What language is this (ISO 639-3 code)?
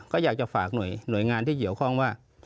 tha